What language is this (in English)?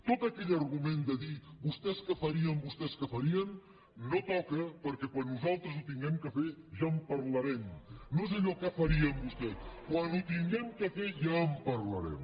Catalan